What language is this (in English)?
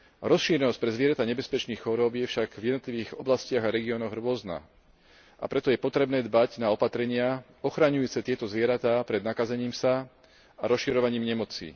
Slovak